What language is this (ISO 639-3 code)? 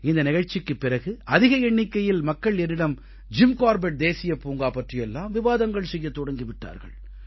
tam